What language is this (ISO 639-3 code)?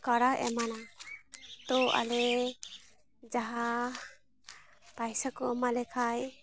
sat